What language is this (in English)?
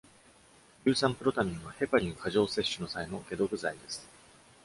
Japanese